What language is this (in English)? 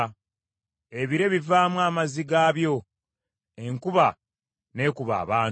Ganda